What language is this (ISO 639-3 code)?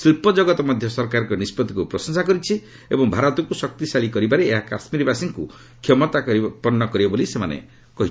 ori